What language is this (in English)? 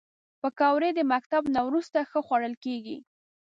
Pashto